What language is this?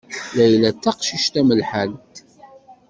Kabyle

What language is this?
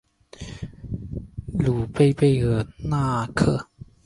Chinese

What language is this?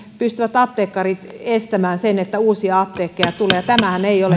Finnish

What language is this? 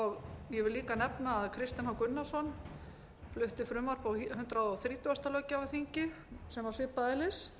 Icelandic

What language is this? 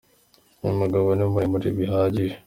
Kinyarwanda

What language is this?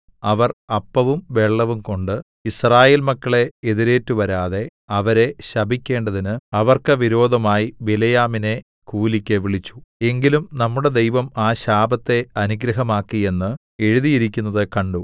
Malayalam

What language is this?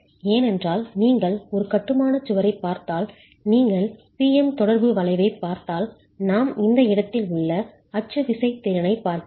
Tamil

